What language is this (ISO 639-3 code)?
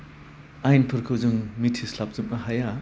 brx